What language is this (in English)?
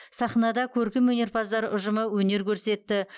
Kazakh